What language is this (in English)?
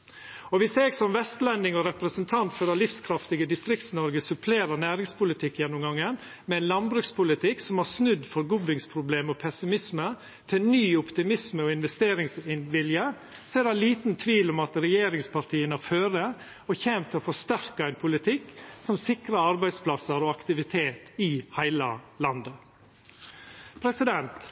Norwegian Nynorsk